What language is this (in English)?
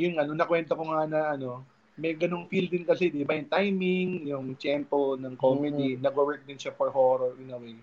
Filipino